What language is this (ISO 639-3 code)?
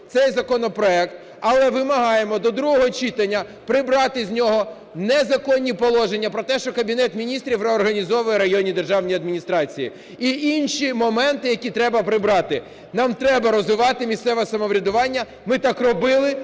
ukr